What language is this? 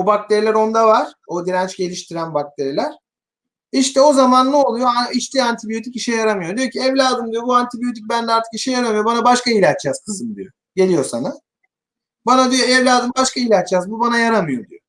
Turkish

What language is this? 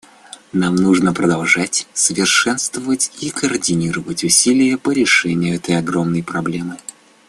Russian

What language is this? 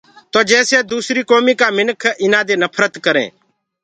Gurgula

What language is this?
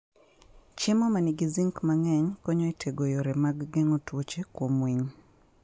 Luo (Kenya and Tanzania)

